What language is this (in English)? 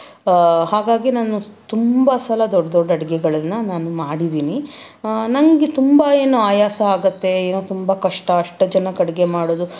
Kannada